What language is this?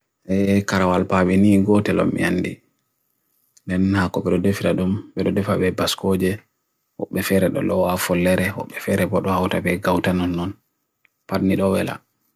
Bagirmi Fulfulde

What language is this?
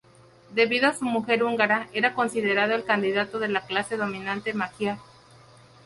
Spanish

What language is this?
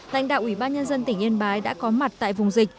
Vietnamese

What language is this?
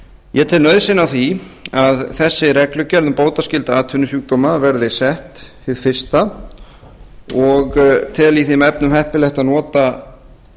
Icelandic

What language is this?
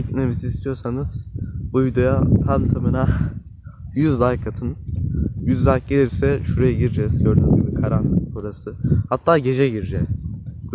Turkish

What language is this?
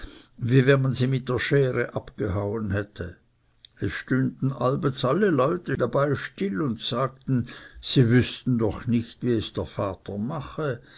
German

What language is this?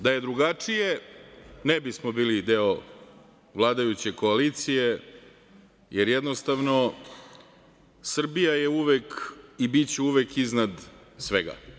Serbian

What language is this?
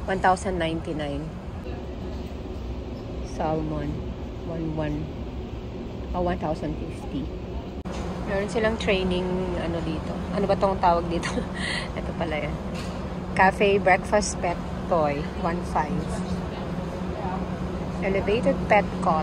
Filipino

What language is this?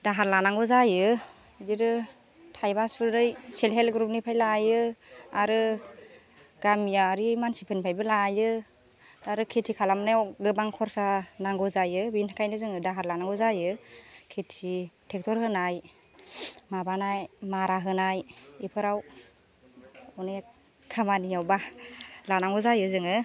Bodo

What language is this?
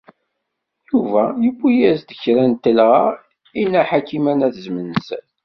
Kabyle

